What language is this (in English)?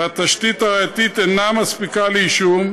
Hebrew